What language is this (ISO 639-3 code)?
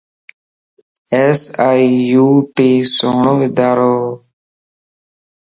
lss